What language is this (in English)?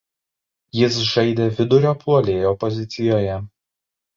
Lithuanian